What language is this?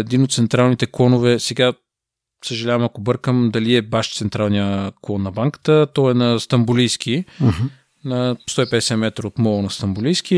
Bulgarian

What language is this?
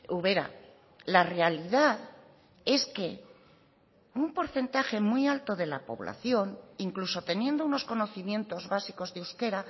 Spanish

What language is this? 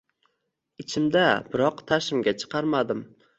Uzbek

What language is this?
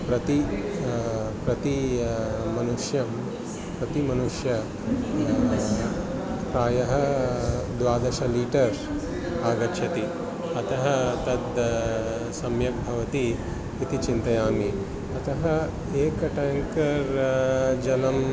Sanskrit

